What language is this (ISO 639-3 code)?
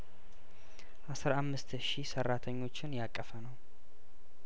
amh